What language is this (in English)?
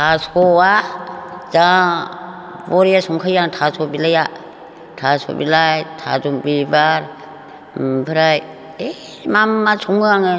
Bodo